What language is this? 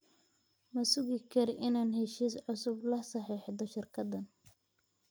Somali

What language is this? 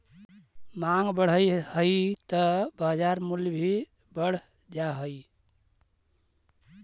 Magahi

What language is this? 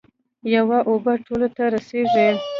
Pashto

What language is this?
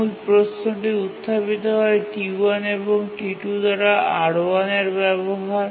Bangla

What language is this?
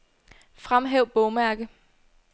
Danish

